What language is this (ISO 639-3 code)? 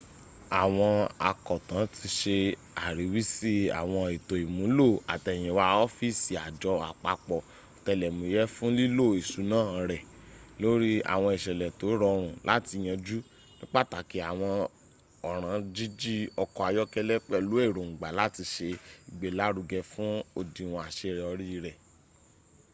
yor